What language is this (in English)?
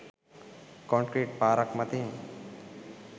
Sinhala